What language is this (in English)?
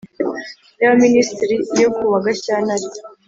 Kinyarwanda